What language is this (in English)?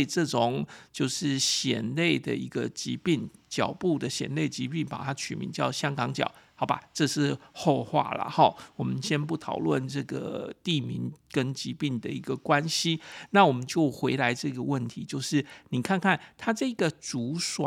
Chinese